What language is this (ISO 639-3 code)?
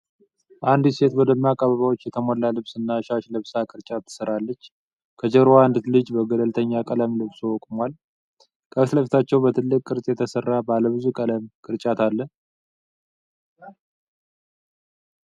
amh